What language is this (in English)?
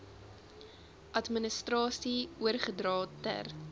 Afrikaans